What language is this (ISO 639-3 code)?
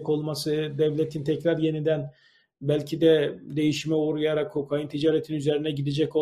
tur